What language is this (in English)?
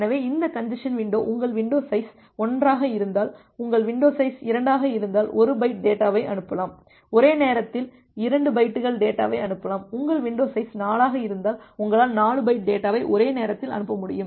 Tamil